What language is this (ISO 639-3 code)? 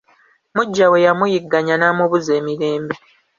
lug